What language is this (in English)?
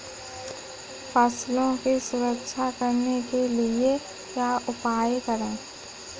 Hindi